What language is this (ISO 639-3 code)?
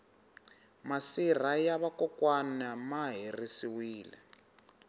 tso